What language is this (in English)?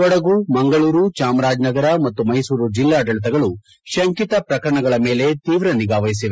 Kannada